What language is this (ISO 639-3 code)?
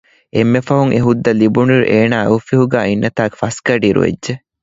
div